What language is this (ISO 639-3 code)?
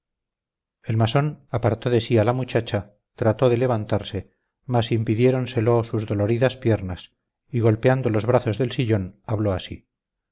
spa